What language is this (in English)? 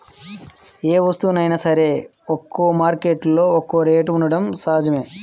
Telugu